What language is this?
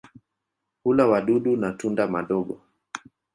Swahili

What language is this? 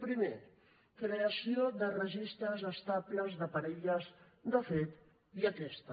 Catalan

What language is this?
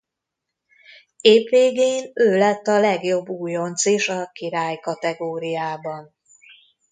Hungarian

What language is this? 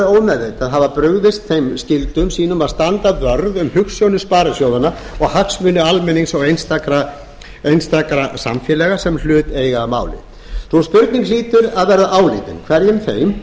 Icelandic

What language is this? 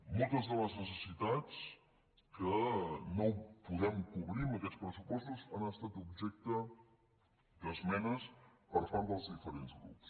Catalan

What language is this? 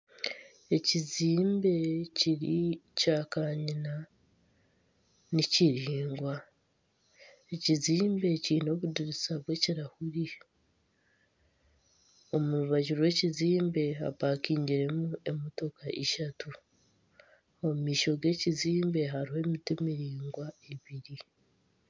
Nyankole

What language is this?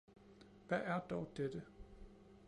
Danish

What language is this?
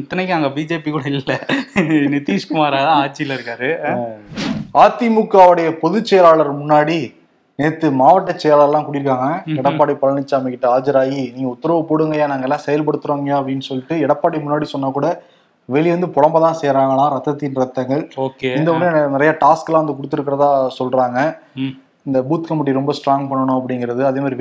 Tamil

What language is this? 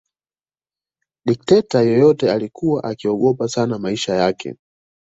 Swahili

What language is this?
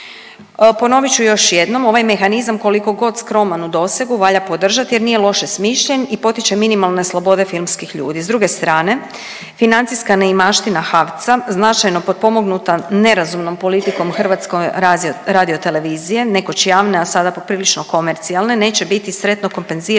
Croatian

